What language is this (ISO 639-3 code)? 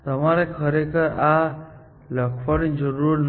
guj